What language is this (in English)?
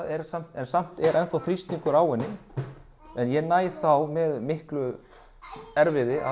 Icelandic